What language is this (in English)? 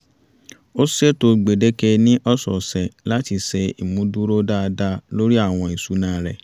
Yoruba